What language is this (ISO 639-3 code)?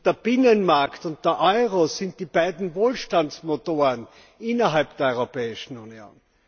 deu